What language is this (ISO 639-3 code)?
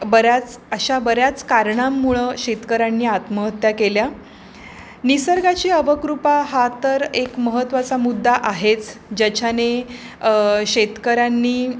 mar